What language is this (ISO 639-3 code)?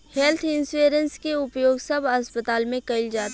bho